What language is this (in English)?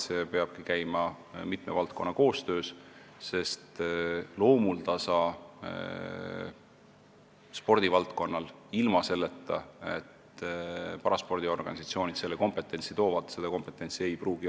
Estonian